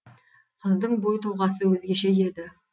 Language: Kazakh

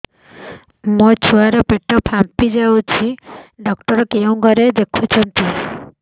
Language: Odia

